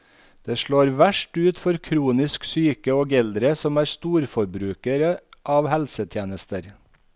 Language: Norwegian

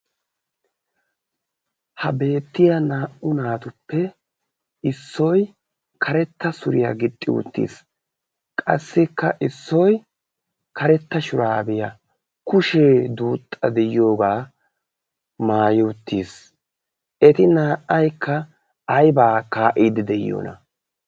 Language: Wolaytta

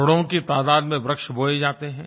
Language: Hindi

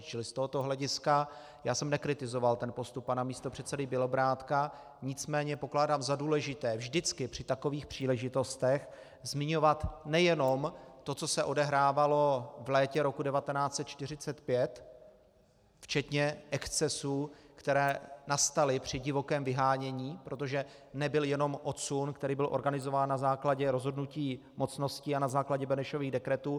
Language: Czech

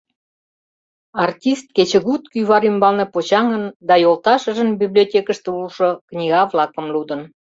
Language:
Mari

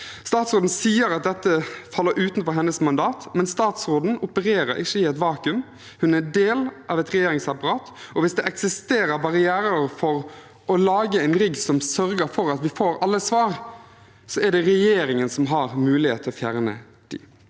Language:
Norwegian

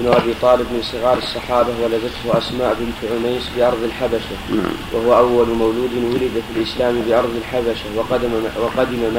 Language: Arabic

